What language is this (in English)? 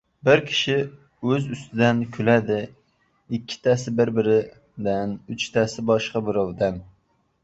Uzbek